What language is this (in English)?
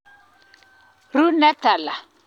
Kalenjin